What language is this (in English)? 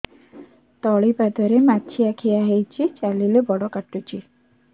Odia